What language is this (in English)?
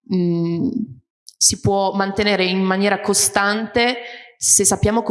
Italian